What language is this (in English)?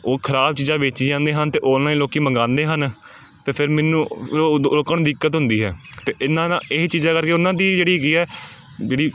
Punjabi